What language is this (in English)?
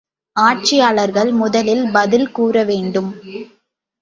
Tamil